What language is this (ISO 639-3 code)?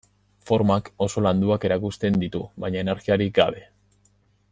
eus